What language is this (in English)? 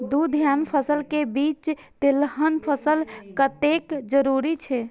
Maithili